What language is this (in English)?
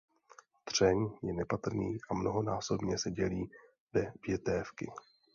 Czech